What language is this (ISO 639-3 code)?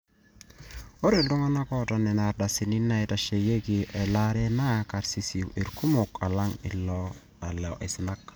mas